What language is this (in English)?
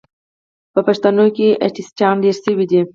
Pashto